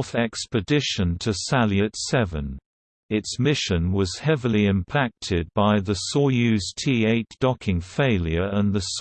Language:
English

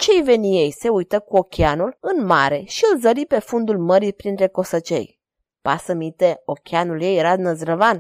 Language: Romanian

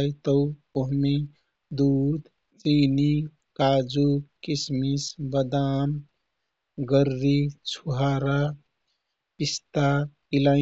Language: Kathoriya Tharu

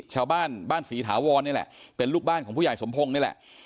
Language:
Thai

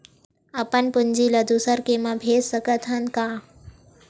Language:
Chhattisgarhi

